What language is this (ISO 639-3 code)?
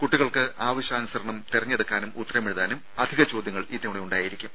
mal